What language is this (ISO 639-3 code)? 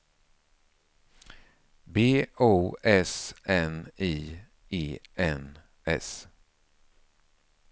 swe